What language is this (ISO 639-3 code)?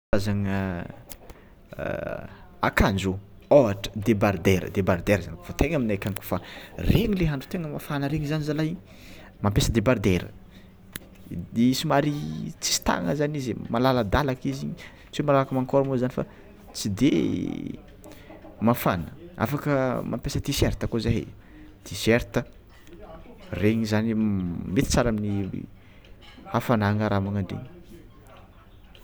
xmw